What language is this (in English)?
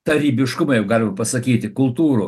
Lithuanian